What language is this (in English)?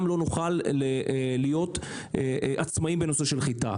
Hebrew